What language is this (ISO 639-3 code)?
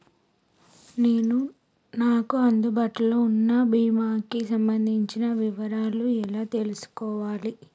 tel